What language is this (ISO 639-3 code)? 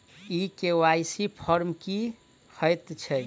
mai